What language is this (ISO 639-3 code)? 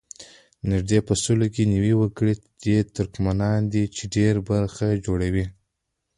pus